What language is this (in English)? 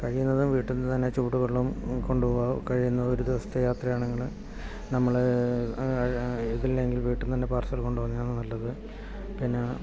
Malayalam